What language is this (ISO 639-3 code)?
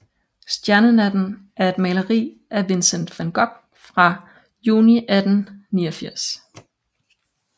dan